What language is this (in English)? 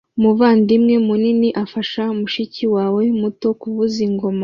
Kinyarwanda